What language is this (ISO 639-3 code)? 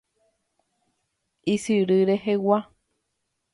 grn